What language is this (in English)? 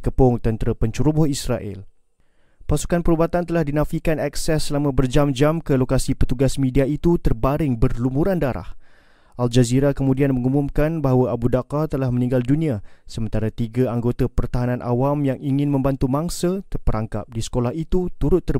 Malay